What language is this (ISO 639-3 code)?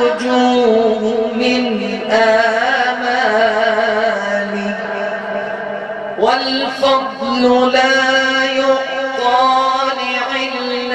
ara